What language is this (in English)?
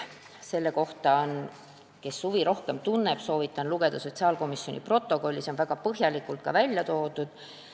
Estonian